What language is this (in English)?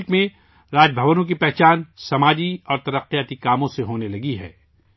Urdu